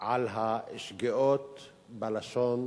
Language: Hebrew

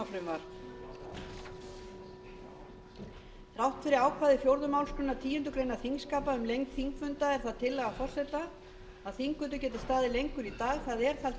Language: Icelandic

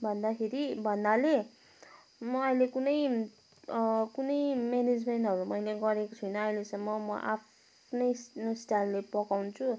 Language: Nepali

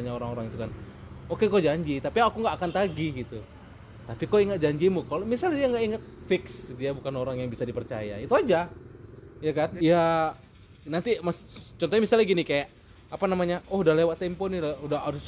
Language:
Indonesian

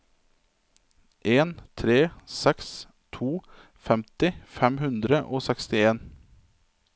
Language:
Norwegian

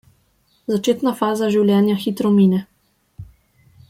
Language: Slovenian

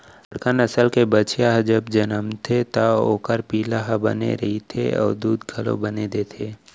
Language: Chhattisgarhi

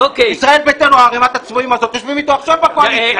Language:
Hebrew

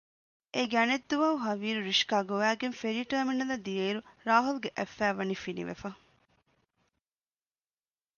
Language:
Divehi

